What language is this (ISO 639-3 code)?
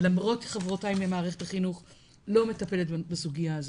heb